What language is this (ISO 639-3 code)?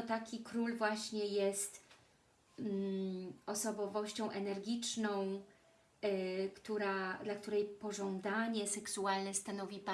pol